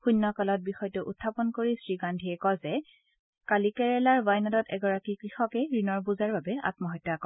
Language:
Assamese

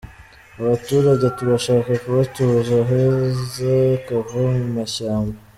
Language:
Kinyarwanda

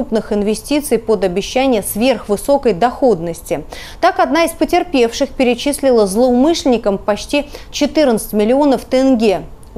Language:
Russian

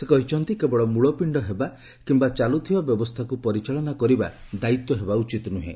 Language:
Odia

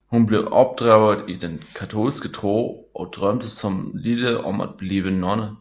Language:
Danish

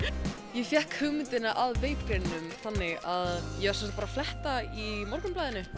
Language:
Icelandic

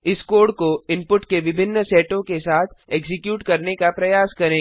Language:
Hindi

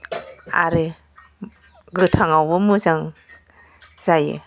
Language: Bodo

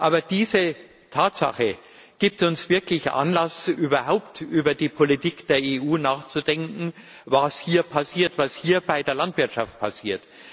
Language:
German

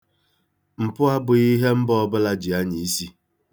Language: Igbo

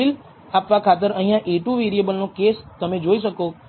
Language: Gujarati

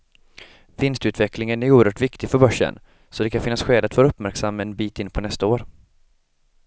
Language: Swedish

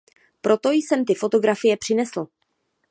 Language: Czech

